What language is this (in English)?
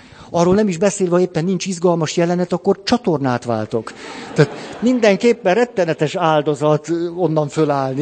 Hungarian